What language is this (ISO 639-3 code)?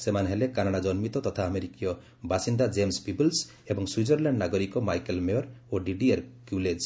ori